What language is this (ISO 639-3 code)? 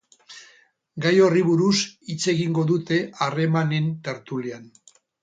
eus